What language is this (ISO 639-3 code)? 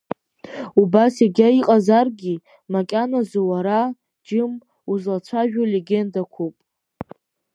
abk